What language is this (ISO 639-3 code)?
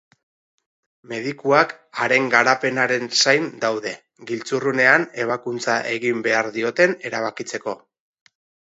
eus